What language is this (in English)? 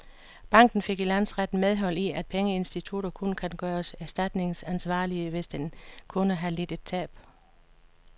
Danish